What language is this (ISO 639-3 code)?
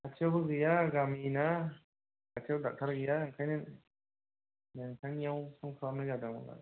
brx